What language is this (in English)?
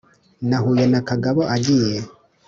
Kinyarwanda